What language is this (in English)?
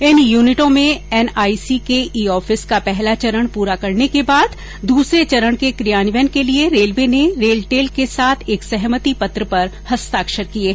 Hindi